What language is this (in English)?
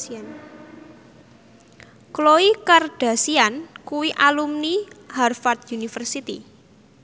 Javanese